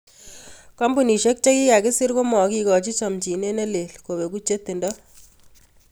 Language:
Kalenjin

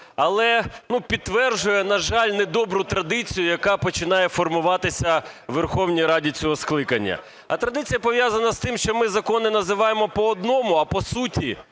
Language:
Ukrainian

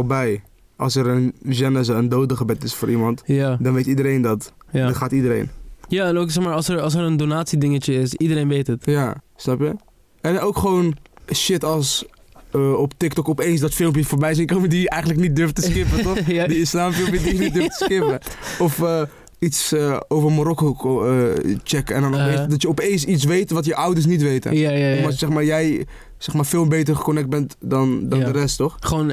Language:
Dutch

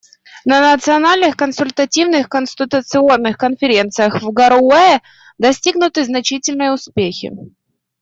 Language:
Russian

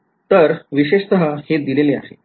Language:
Marathi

